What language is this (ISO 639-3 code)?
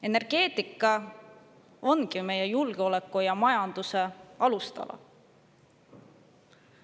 est